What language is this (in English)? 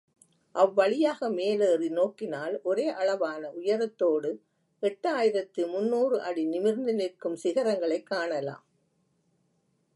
Tamil